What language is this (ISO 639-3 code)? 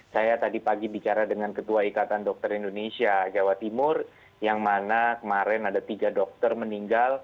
ind